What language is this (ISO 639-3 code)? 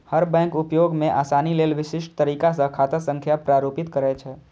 mai